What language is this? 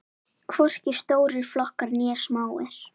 Icelandic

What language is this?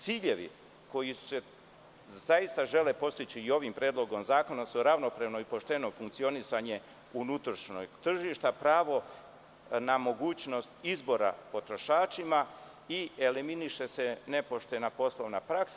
Serbian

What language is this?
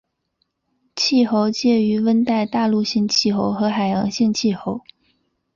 Chinese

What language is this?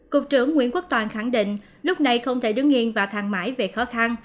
Vietnamese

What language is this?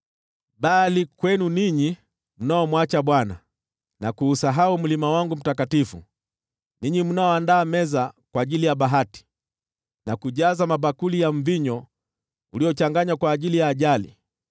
Swahili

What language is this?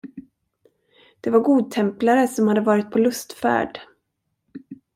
Swedish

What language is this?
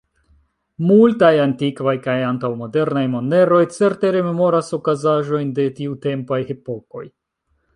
Esperanto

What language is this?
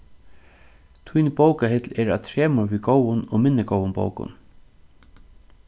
Faroese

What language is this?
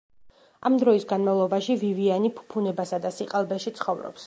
Georgian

